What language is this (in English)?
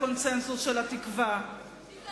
Hebrew